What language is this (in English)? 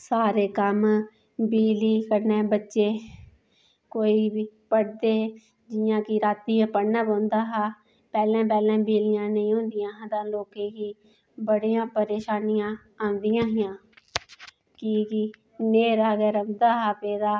Dogri